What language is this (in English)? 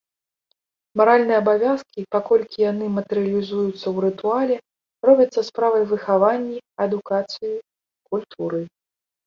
Belarusian